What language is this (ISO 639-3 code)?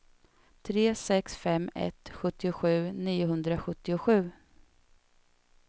swe